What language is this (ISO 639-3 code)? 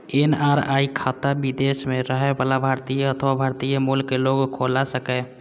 mai